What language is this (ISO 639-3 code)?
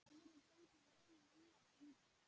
isl